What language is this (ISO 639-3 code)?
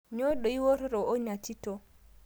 mas